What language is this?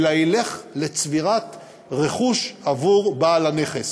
Hebrew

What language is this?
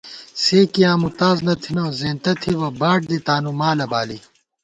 Gawar-Bati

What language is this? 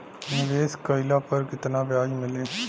Bhojpuri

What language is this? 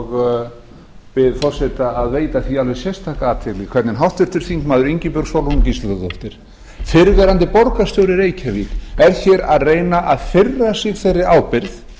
Icelandic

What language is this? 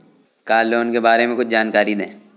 Hindi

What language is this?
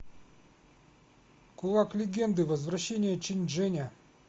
Russian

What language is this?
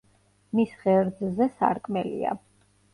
Georgian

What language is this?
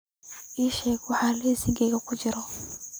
Somali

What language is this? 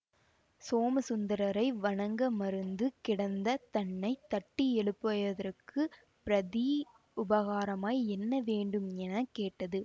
Tamil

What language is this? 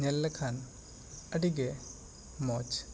Santali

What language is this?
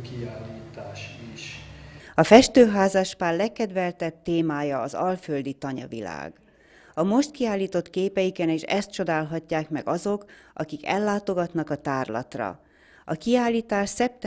Hungarian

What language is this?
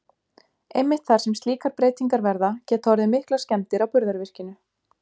Icelandic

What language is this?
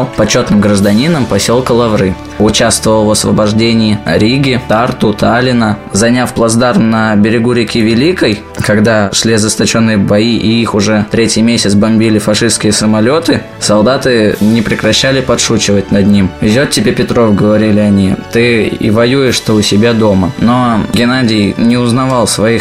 Russian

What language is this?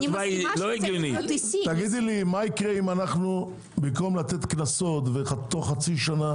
Hebrew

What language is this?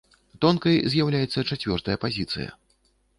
Belarusian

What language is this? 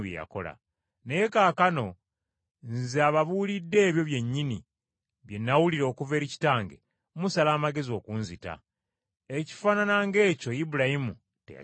Ganda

